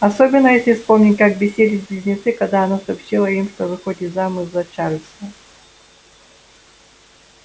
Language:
Russian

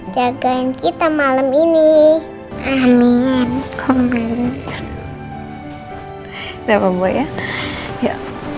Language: Indonesian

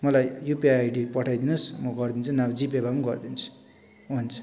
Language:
Nepali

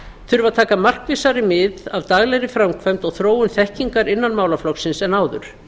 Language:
Icelandic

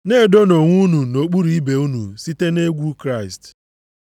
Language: Igbo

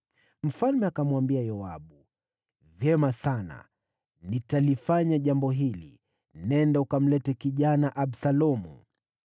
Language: Swahili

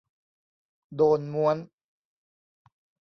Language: Thai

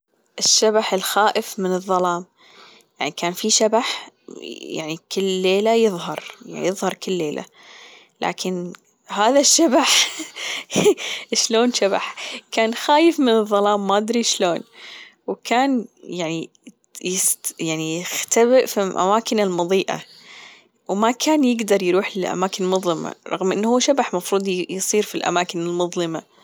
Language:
Gulf Arabic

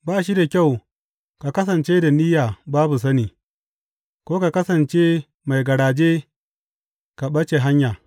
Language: Hausa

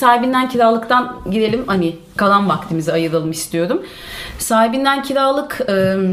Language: Turkish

